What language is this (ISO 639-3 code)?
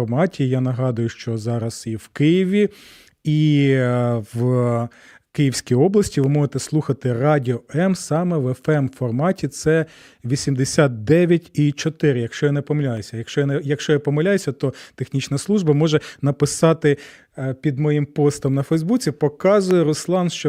ukr